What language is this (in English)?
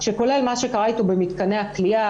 Hebrew